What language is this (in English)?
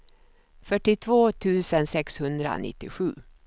Swedish